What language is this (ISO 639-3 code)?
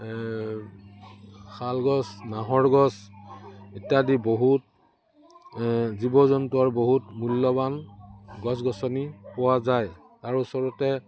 asm